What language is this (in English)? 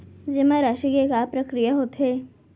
Chhattisgarhi